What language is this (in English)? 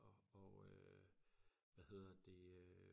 Danish